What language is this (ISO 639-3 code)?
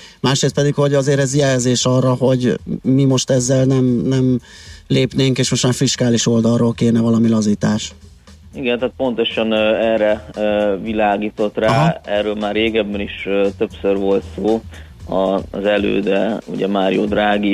hun